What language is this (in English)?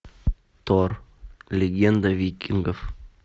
Russian